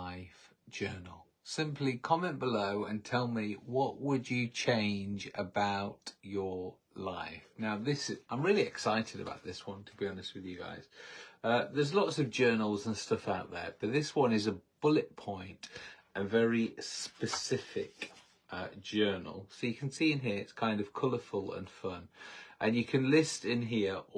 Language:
English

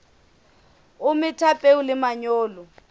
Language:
Southern Sotho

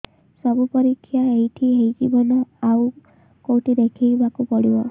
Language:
Odia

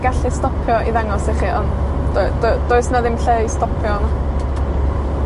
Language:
Welsh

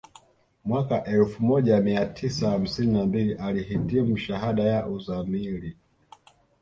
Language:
Swahili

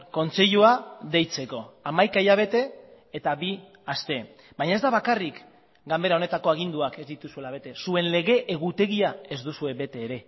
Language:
Basque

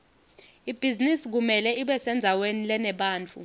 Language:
Swati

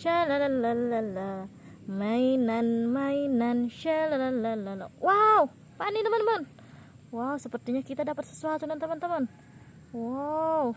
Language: Indonesian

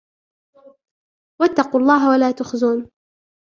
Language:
Arabic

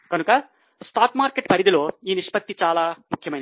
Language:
Telugu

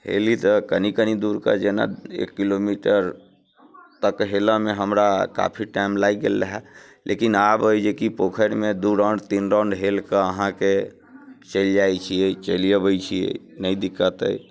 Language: Maithili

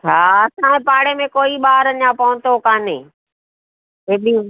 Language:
Sindhi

